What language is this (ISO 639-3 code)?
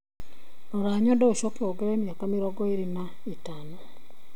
kik